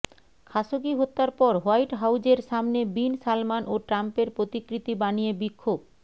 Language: Bangla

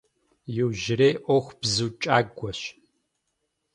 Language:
Kabardian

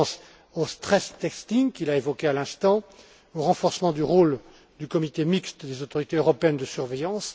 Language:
French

